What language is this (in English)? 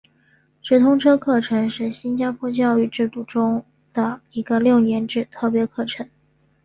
Chinese